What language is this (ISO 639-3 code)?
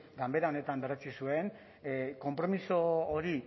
eus